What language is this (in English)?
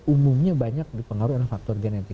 Indonesian